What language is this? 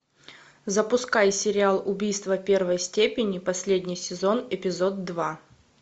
Russian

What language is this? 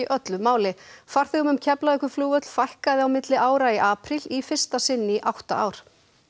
Icelandic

